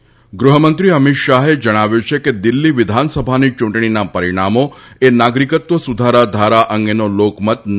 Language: Gujarati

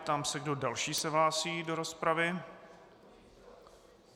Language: Czech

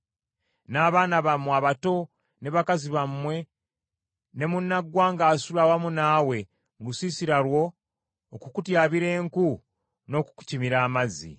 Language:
Ganda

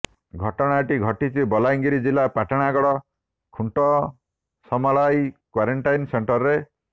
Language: Odia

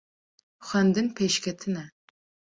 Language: Kurdish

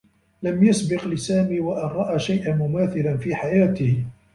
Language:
Arabic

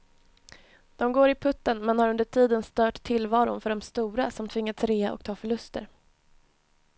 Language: Swedish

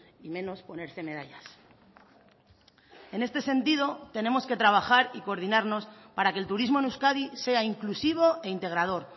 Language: Spanish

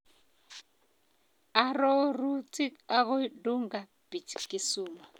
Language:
Kalenjin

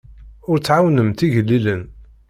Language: Kabyle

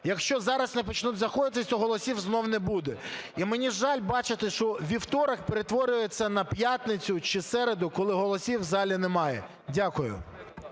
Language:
Ukrainian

